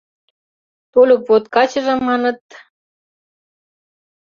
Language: Mari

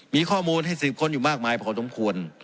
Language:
Thai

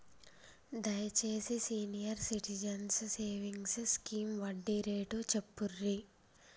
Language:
Telugu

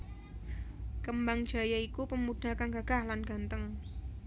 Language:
Javanese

